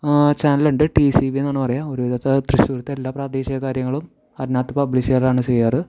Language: Malayalam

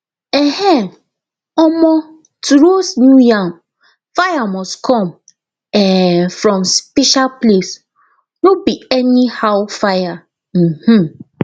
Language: Nigerian Pidgin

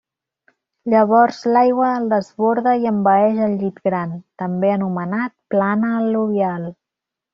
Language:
Catalan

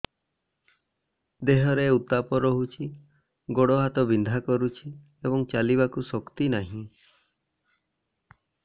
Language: Odia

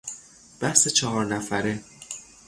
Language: Persian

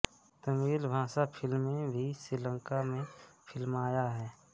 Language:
Hindi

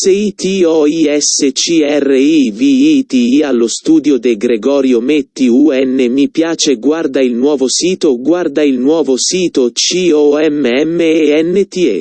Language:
Italian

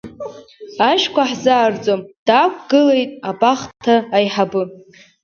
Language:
Abkhazian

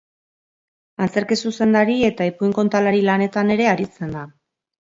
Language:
Basque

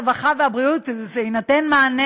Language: Hebrew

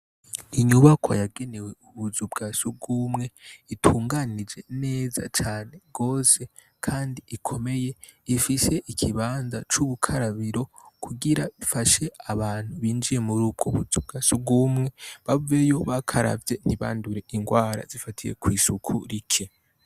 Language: Rundi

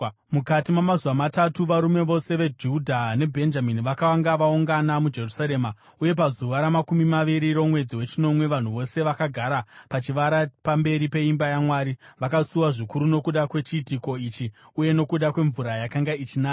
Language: Shona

